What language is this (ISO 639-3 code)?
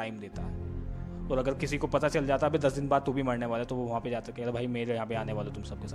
hin